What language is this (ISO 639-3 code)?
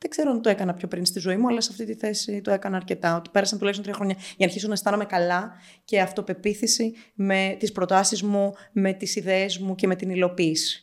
ell